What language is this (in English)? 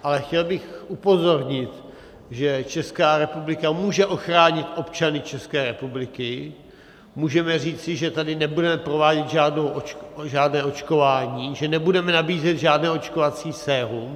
Czech